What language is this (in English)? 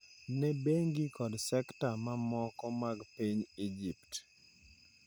Luo (Kenya and Tanzania)